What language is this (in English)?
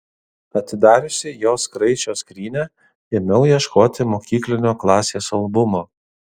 Lithuanian